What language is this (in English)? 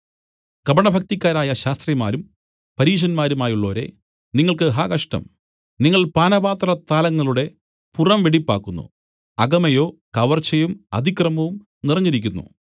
Malayalam